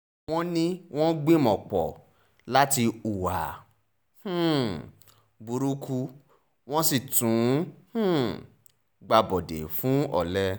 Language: Yoruba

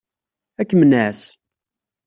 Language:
Kabyle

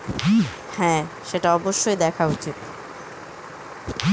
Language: Bangla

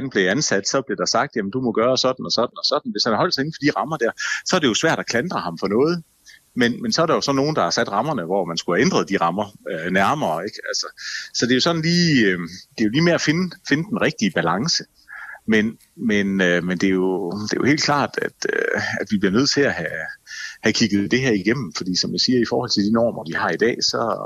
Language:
Danish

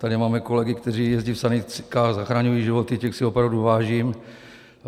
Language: Czech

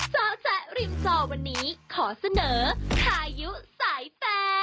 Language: Thai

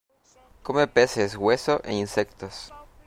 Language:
Spanish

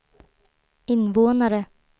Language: Swedish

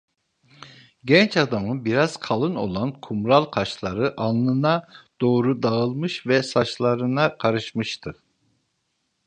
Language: Turkish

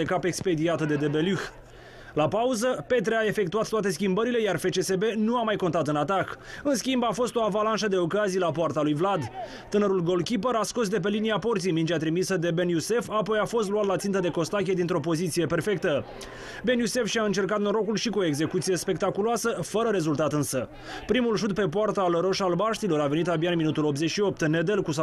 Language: Romanian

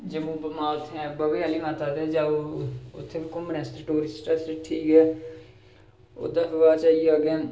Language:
Dogri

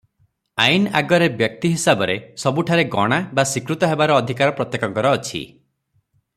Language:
Odia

